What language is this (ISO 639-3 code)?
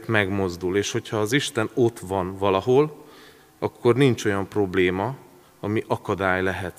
hun